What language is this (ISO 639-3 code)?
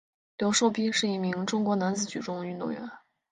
zho